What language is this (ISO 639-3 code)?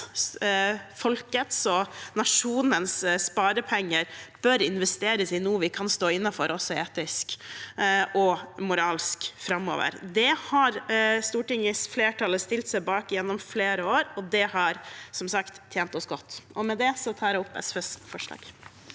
nor